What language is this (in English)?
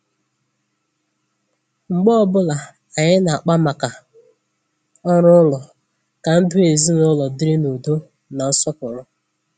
Igbo